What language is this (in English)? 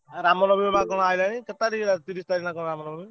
Odia